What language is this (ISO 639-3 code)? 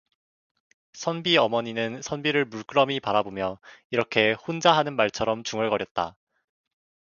kor